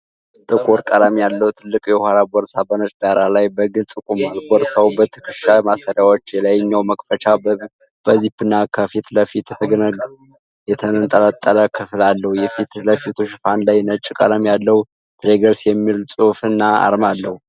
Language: Amharic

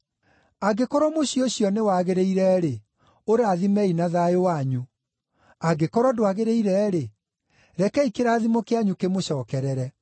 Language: Kikuyu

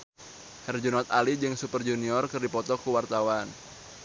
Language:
Sundanese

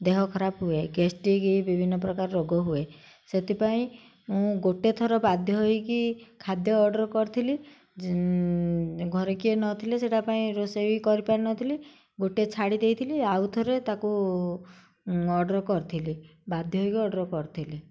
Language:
Odia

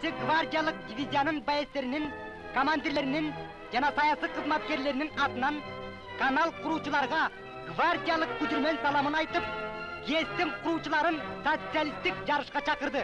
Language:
Turkish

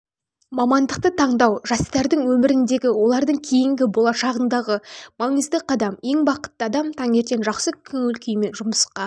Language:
Kazakh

